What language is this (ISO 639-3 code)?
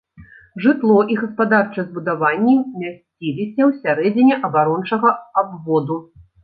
bel